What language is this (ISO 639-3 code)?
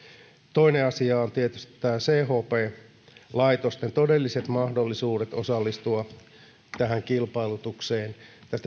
fin